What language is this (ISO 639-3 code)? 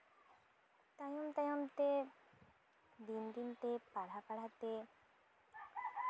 sat